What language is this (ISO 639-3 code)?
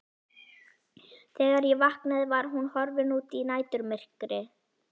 isl